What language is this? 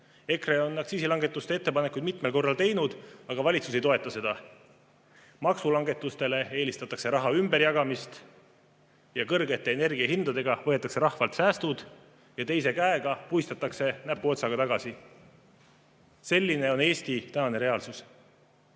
Estonian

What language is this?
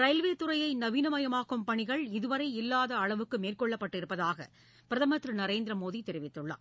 Tamil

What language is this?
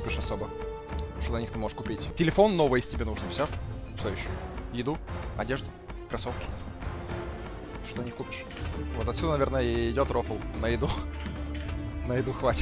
Russian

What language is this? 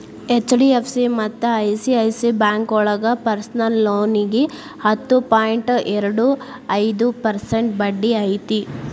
Kannada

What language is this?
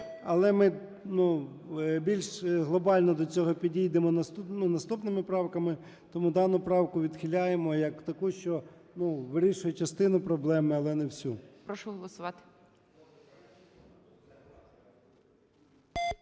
Ukrainian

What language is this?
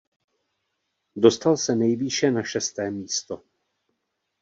Czech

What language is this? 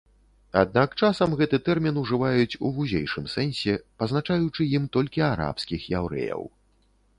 Belarusian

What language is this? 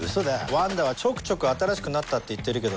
Japanese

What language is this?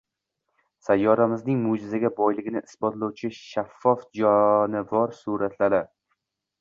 Uzbek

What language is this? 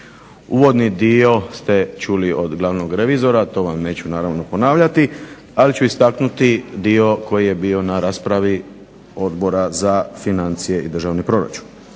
Croatian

